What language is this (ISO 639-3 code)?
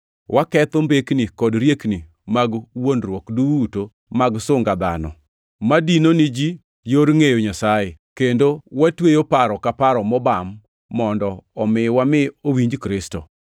luo